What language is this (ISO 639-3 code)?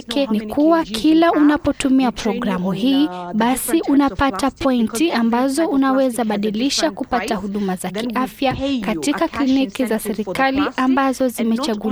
swa